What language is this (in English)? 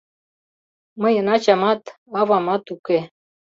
Mari